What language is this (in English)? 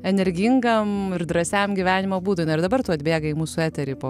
Lithuanian